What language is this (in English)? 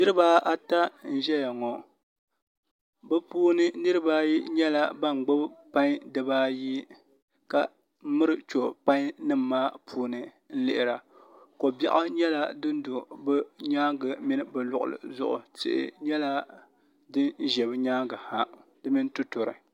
Dagbani